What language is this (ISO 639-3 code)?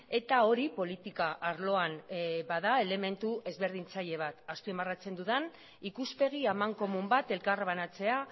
eus